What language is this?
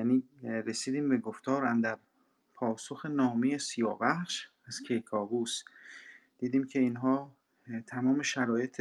Persian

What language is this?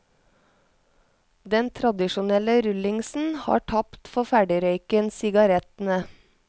Norwegian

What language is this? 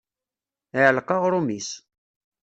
Kabyle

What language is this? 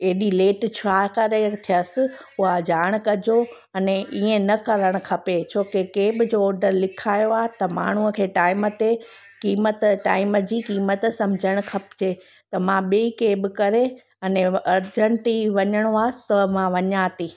Sindhi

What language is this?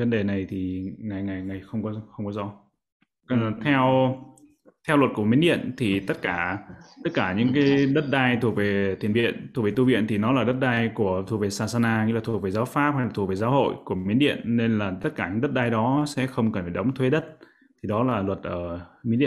Vietnamese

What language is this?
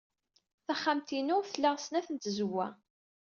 Kabyle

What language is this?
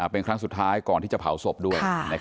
Thai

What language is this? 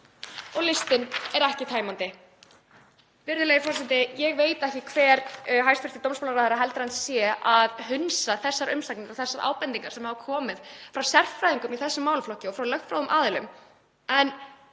Icelandic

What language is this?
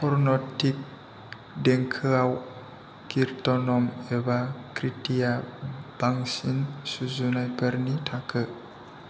Bodo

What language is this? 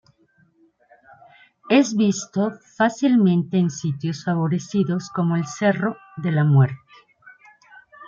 Spanish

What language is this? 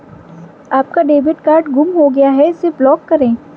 Hindi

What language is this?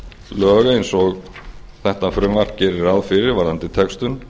Icelandic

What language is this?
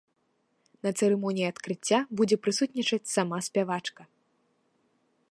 Belarusian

